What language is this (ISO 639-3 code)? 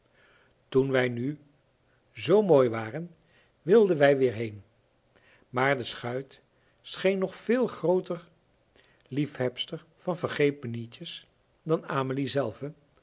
nld